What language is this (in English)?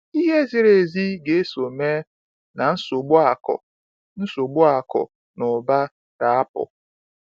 Igbo